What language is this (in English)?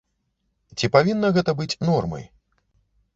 Belarusian